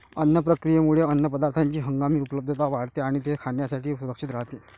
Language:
Marathi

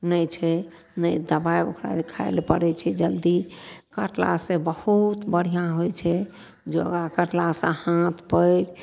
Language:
Maithili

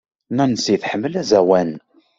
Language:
Kabyle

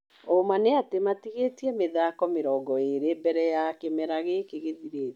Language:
Kikuyu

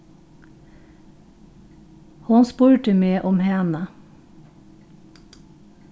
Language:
Faroese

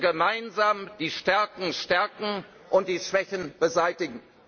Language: German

